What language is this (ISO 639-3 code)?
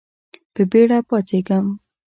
pus